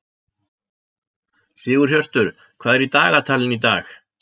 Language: Icelandic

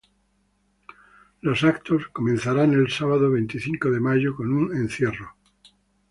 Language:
Spanish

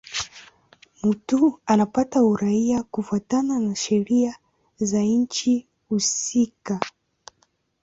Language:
Swahili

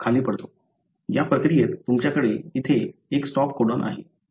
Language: Marathi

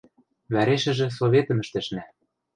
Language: Western Mari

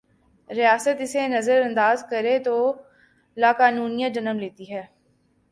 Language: Urdu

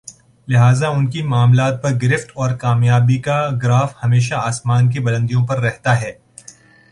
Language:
Urdu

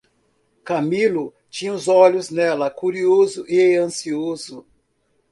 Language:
Portuguese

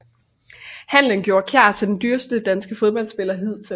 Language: Danish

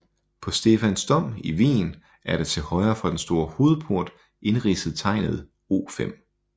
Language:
Danish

